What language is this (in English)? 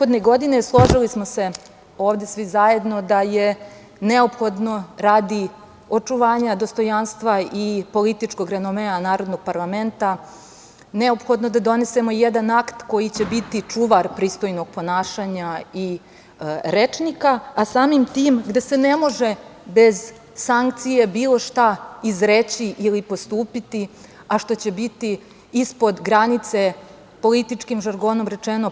Serbian